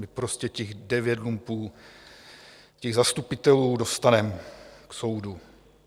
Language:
Czech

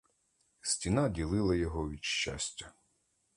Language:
Ukrainian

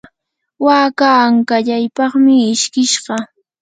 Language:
Yanahuanca Pasco Quechua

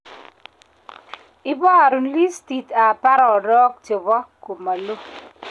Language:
Kalenjin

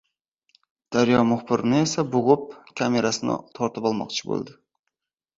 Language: Uzbek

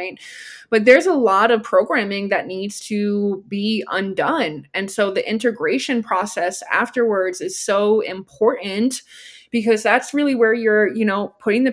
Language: English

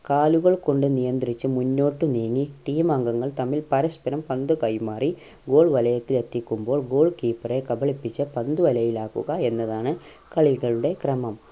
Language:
Malayalam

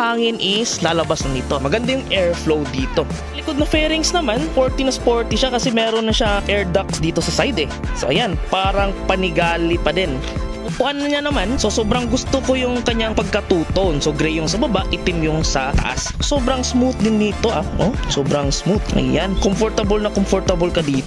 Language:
Filipino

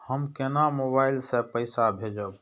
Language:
Maithili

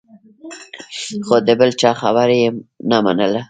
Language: Pashto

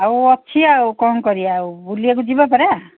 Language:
Odia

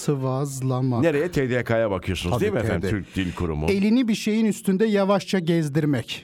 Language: Turkish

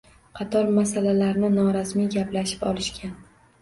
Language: Uzbek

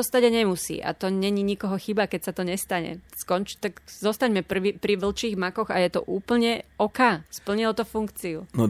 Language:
Slovak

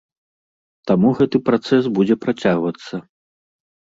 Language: Belarusian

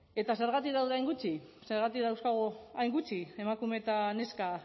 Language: Basque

